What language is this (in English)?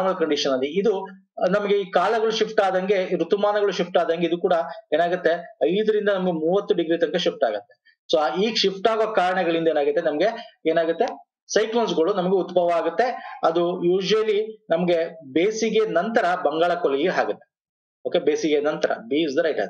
English